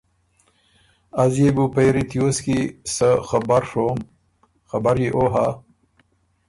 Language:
Ormuri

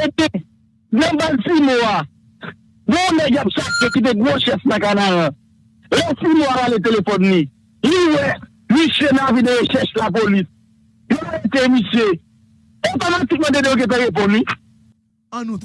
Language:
French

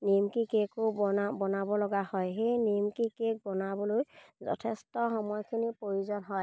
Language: Assamese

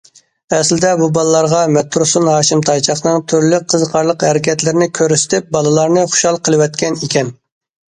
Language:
Uyghur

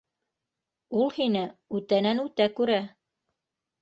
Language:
Bashkir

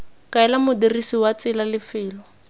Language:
Tswana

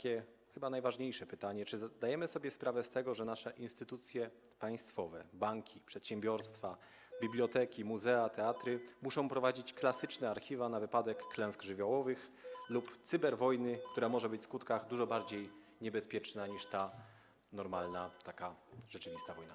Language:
Polish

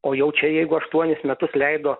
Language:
Lithuanian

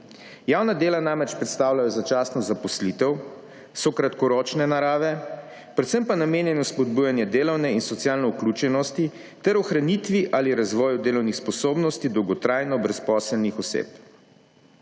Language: Slovenian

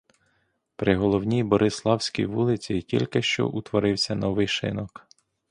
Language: Ukrainian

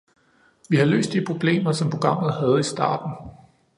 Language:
Danish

